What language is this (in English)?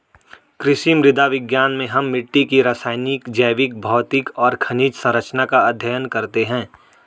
Hindi